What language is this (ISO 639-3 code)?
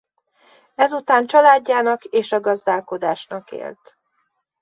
hun